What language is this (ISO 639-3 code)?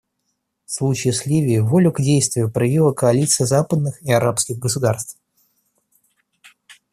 rus